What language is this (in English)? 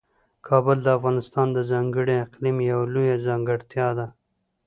Pashto